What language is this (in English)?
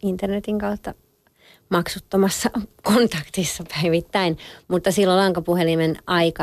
Finnish